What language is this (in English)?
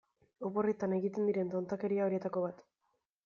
Basque